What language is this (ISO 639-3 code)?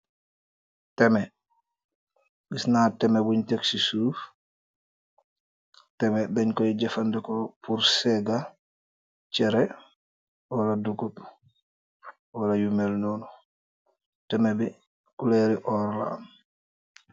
wol